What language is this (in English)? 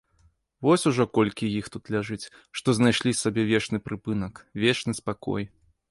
Belarusian